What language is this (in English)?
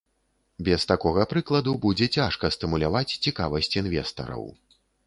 Belarusian